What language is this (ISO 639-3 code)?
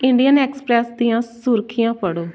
pan